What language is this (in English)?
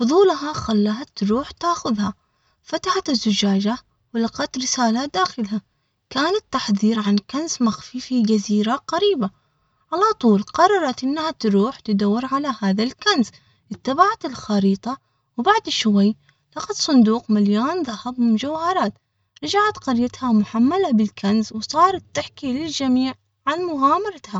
Omani Arabic